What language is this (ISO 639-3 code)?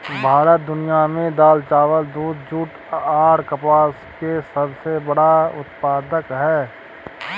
mai